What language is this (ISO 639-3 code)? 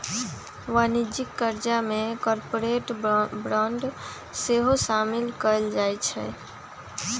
mag